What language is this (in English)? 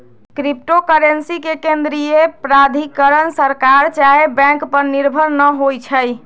Magahi